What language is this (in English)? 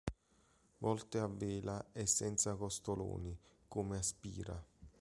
Italian